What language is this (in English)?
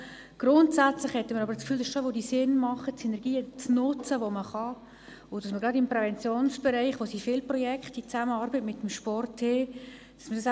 Swiss German